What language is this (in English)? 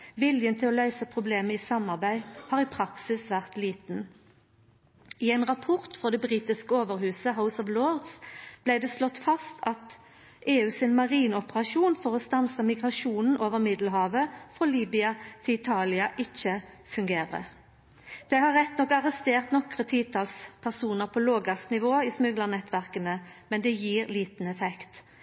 Norwegian Nynorsk